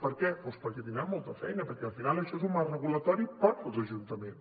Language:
Catalan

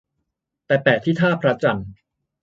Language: Thai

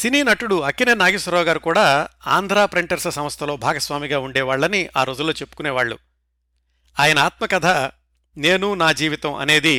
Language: Telugu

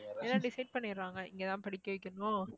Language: Tamil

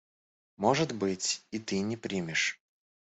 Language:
Russian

